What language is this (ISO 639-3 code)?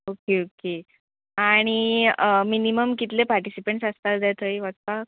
kok